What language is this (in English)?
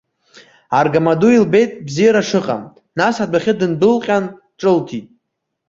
Abkhazian